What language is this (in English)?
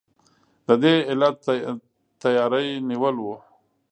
Pashto